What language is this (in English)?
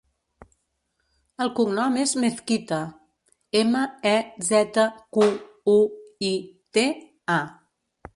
Catalan